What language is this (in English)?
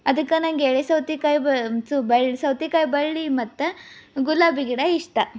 Kannada